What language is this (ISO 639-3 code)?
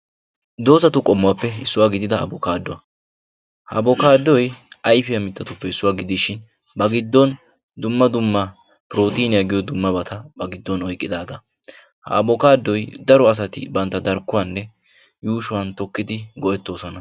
wal